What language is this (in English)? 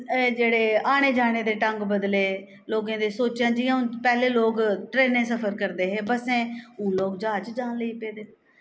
Dogri